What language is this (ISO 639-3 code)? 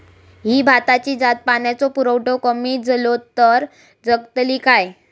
mar